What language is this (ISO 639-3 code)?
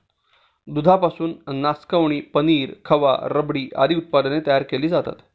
mar